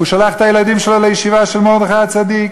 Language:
Hebrew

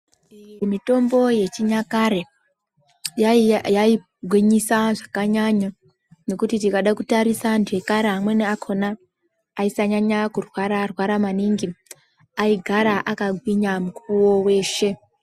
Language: Ndau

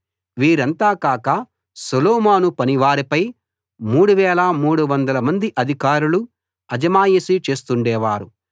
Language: Telugu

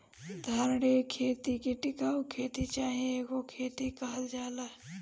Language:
Bhojpuri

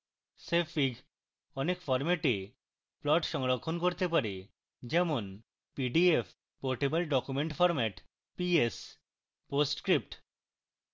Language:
Bangla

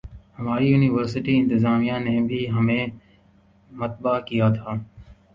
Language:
Urdu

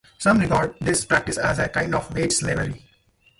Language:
English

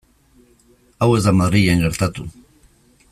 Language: Basque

